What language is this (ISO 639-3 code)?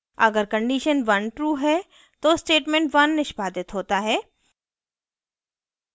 hin